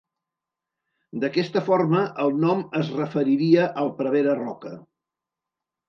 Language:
Catalan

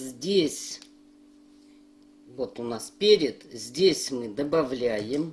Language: Russian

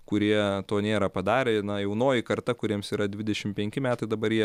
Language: Lithuanian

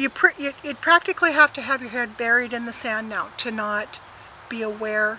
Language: English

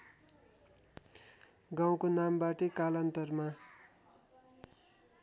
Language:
Nepali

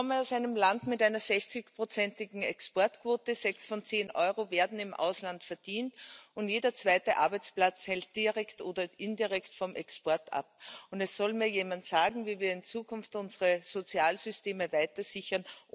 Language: German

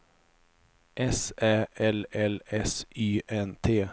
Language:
Swedish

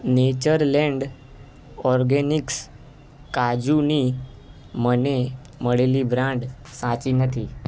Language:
Gujarati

